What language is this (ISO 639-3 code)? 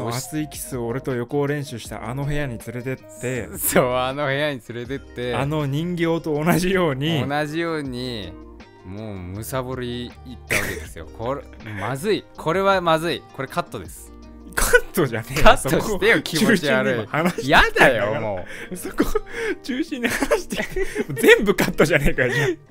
jpn